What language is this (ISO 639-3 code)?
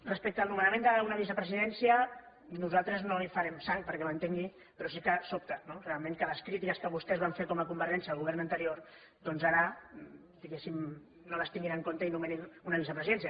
cat